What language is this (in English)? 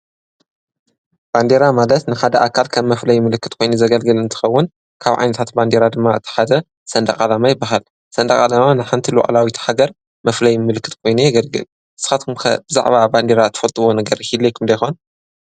Tigrinya